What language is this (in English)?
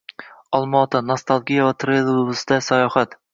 Uzbek